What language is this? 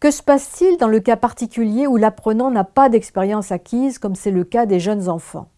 French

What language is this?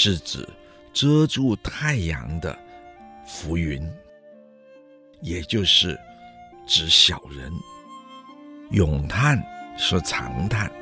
Chinese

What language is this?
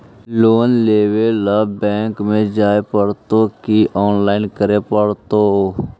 Magahi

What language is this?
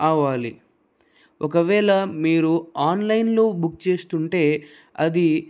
Telugu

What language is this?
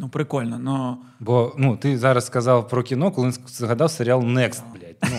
Ukrainian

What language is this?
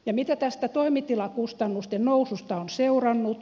Finnish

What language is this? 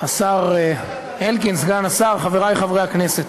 Hebrew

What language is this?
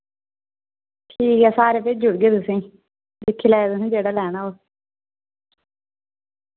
Dogri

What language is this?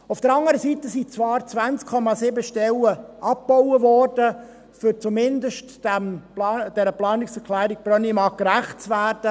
Swiss German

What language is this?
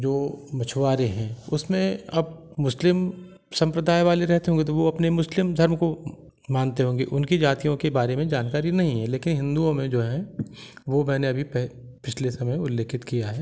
Hindi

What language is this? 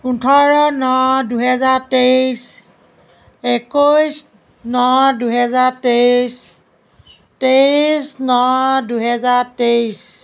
Assamese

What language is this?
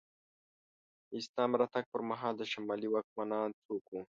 Pashto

